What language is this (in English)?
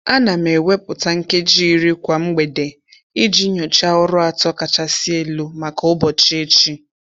Igbo